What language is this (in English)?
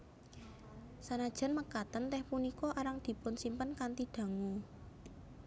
Javanese